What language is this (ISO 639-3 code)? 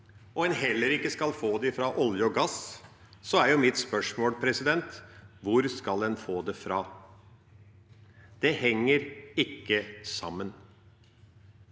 nor